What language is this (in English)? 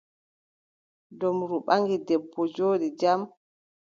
Adamawa Fulfulde